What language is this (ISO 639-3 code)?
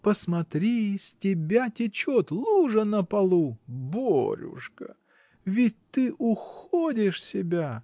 rus